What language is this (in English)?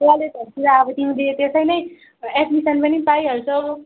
Nepali